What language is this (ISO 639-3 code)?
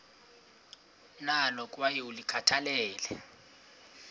xho